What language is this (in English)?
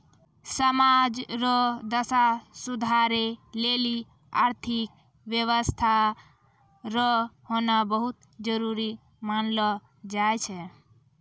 Maithili